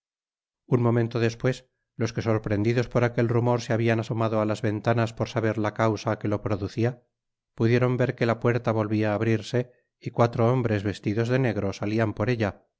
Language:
Spanish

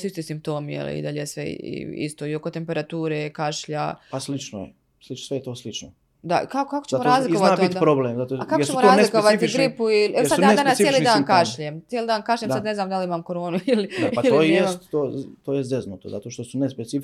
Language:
Croatian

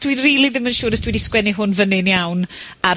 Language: Welsh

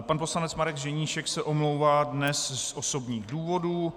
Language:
Czech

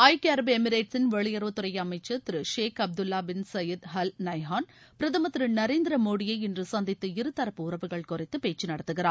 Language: Tamil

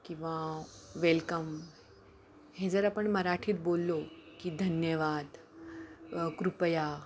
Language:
Marathi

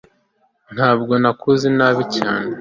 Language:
Kinyarwanda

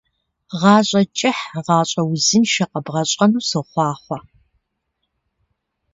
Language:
Kabardian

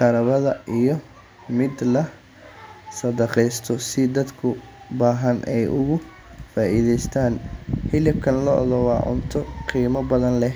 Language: Somali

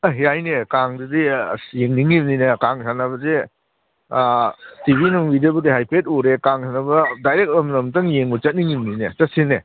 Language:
Manipuri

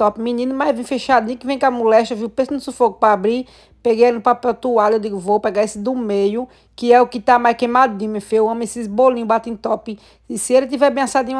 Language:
Portuguese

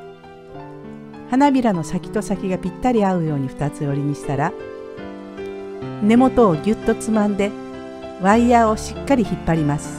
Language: Japanese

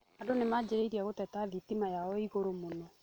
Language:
Kikuyu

